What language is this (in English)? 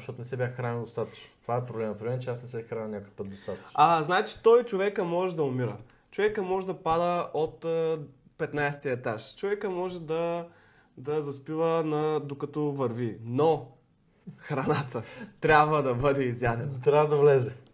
Bulgarian